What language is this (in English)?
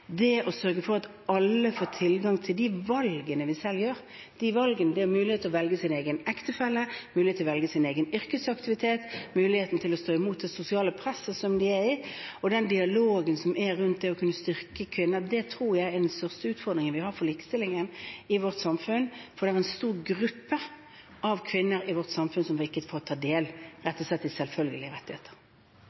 Norwegian